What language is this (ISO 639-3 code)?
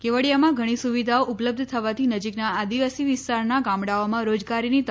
guj